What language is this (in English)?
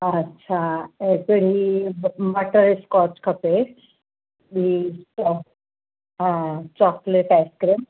Sindhi